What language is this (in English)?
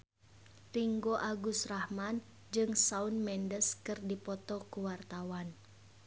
Sundanese